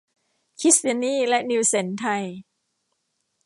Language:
Thai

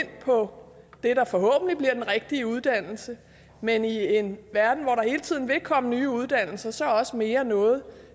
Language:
Danish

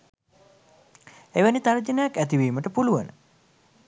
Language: Sinhala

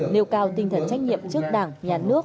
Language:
Vietnamese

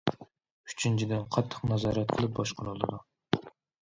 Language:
Uyghur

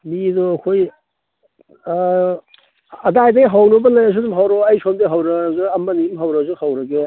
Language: Manipuri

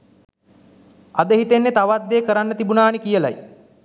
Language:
Sinhala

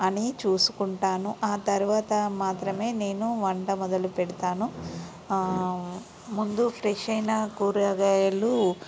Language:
Telugu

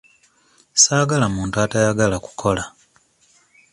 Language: Ganda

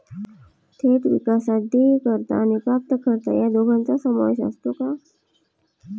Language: Marathi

